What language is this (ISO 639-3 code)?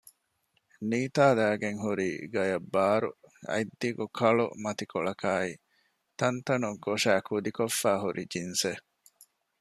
div